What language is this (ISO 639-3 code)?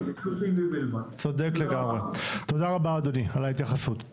heb